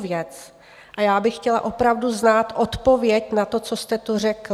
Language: Czech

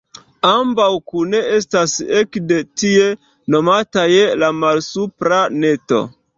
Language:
Esperanto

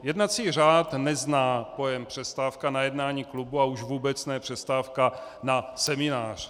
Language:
Czech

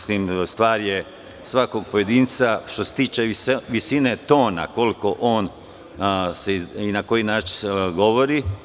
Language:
Serbian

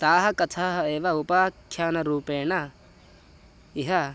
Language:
Sanskrit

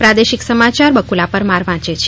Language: Gujarati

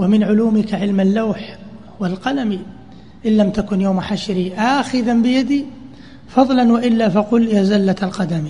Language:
Arabic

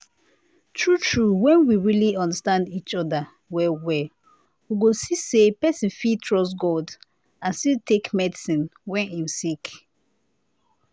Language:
Nigerian Pidgin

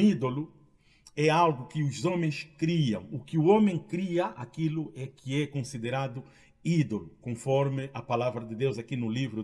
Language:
Portuguese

